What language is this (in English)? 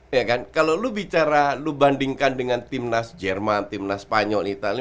Indonesian